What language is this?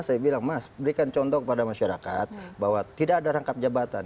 Indonesian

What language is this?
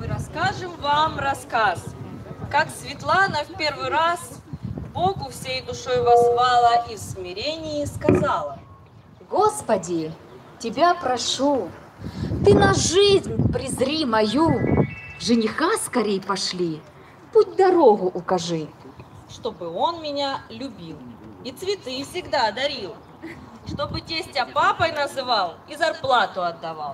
Russian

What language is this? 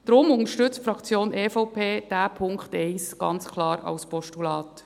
Swiss German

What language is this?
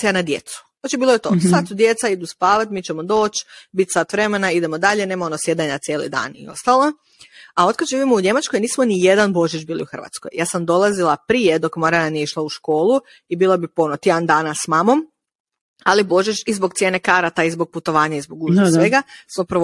Croatian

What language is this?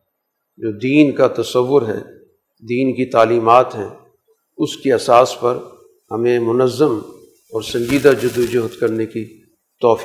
Urdu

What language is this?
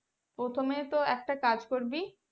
Bangla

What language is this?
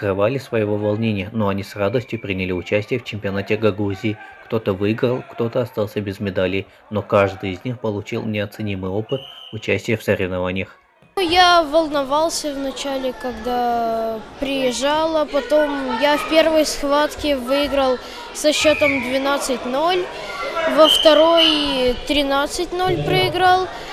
Russian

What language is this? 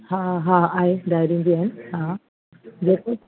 Sindhi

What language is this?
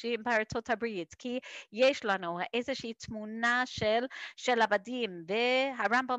Hebrew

